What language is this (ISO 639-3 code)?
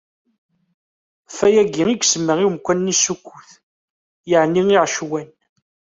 kab